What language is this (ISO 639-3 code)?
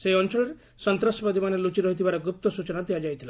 ori